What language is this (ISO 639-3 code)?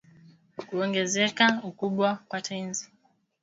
swa